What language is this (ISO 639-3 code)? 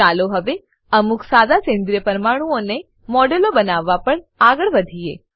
guj